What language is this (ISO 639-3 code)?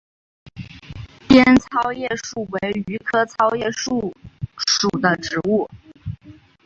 zho